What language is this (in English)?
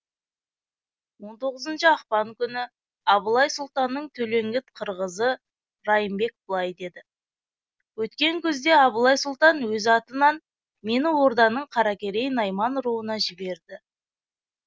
Kazakh